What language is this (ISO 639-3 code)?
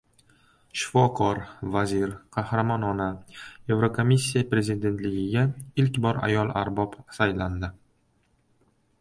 uzb